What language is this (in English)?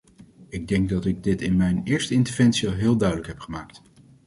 Dutch